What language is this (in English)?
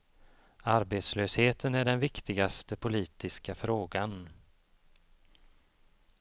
Swedish